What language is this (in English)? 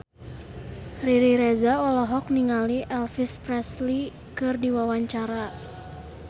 Sundanese